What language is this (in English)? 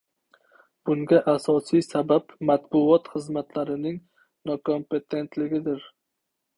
Uzbek